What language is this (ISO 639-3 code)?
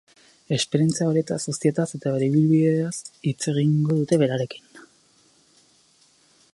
eus